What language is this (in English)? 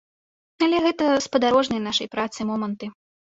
Belarusian